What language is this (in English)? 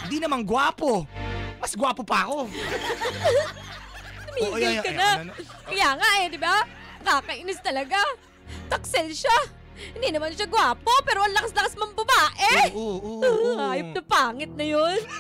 Filipino